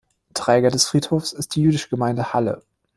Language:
German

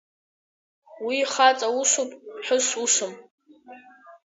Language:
Abkhazian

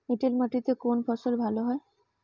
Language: Bangla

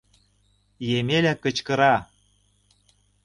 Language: Mari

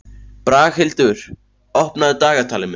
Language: Icelandic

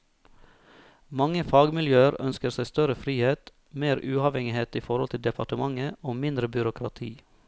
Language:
Norwegian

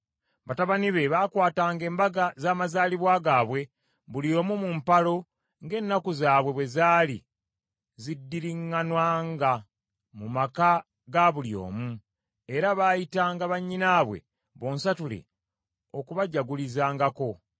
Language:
Ganda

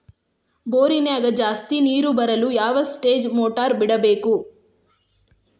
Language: Kannada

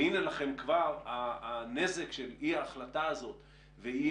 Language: Hebrew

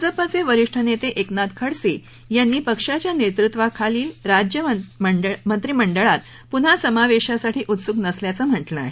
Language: Marathi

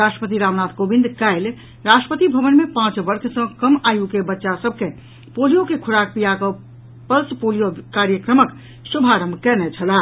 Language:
Maithili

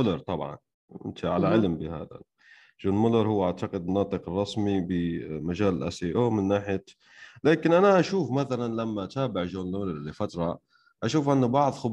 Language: Arabic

